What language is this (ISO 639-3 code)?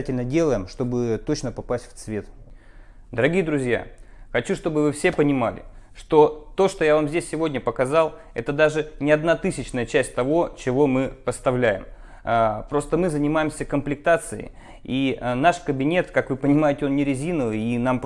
rus